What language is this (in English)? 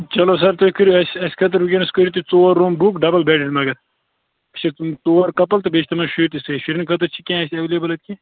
Kashmiri